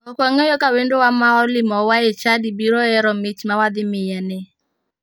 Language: Luo (Kenya and Tanzania)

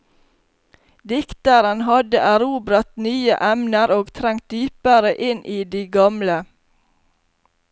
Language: Norwegian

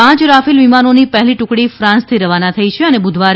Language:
Gujarati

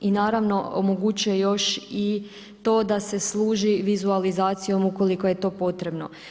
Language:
Croatian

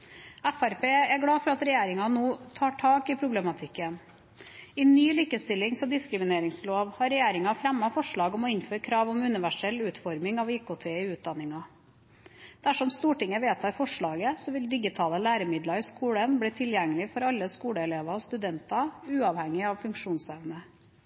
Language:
Norwegian Bokmål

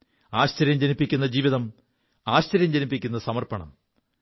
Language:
Malayalam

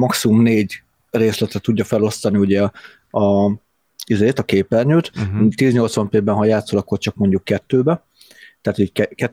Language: Hungarian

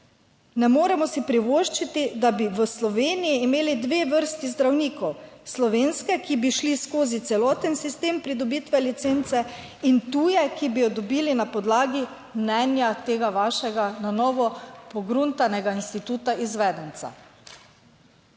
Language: Slovenian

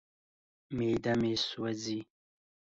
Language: Pashto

